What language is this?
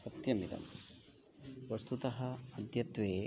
Sanskrit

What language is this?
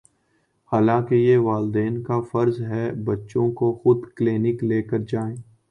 Urdu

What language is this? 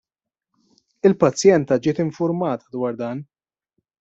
Maltese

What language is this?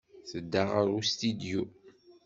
Kabyle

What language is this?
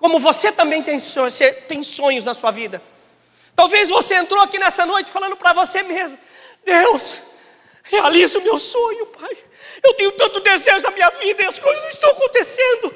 Portuguese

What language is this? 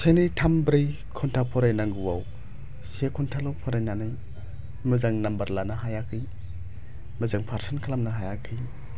Bodo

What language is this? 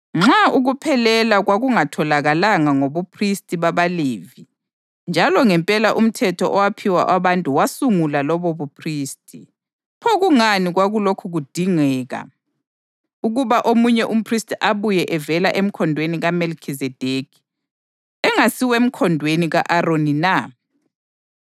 North Ndebele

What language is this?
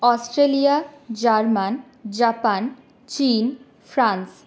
Bangla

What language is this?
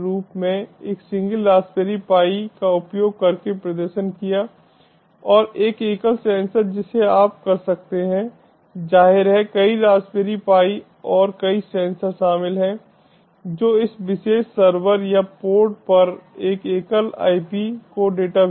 Hindi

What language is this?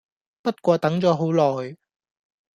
Cantonese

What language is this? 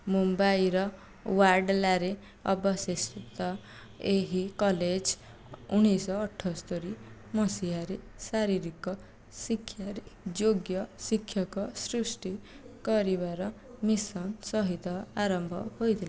Odia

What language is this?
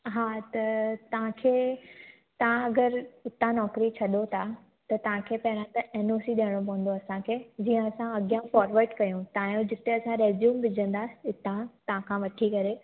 Sindhi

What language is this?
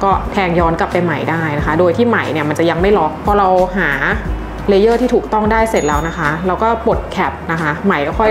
Thai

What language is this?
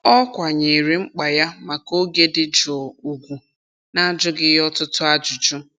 Igbo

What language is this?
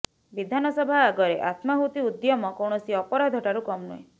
Odia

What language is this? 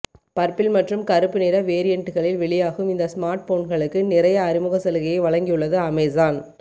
Tamil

